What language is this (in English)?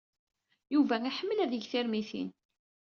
Kabyle